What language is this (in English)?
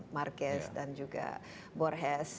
Indonesian